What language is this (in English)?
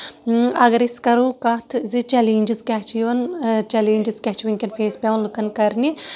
Kashmiri